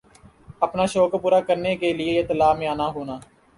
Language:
Urdu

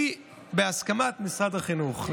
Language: Hebrew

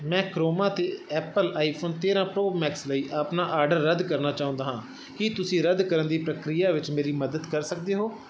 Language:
Punjabi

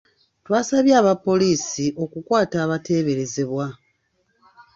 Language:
Ganda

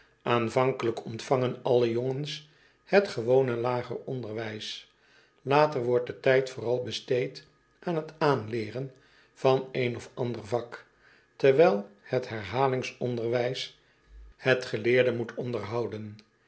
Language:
Dutch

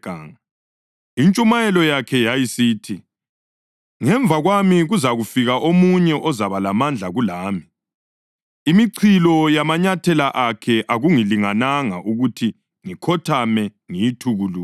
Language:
North Ndebele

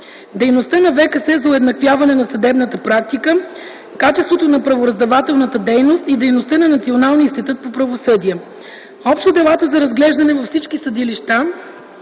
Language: Bulgarian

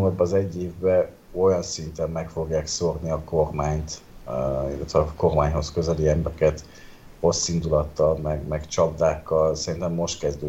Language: Hungarian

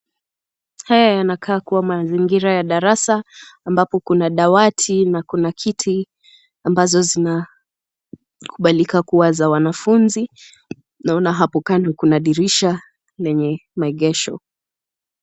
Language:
Swahili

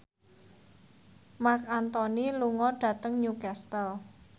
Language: Javanese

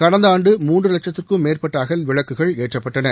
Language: Tamil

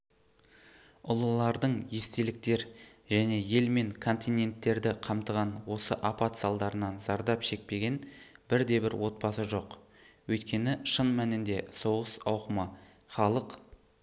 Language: Kazakh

